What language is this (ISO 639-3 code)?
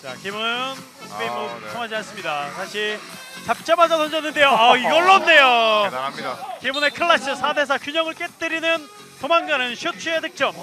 kor